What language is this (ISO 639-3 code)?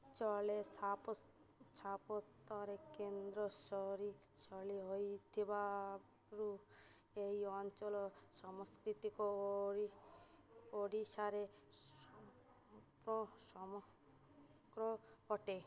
ori